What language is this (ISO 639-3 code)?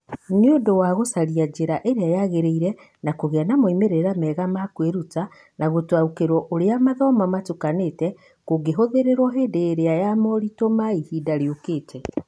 kik